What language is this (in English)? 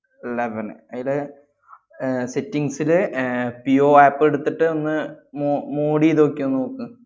Malayalam